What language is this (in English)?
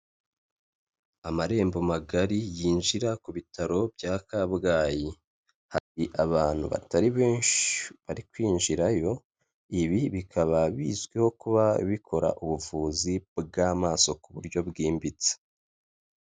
Kinyarwanda